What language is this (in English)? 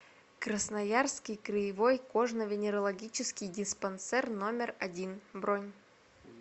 Russian